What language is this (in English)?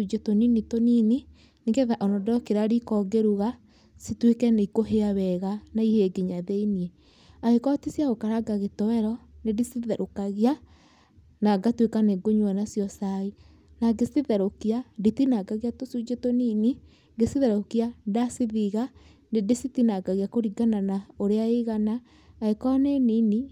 Kikuyu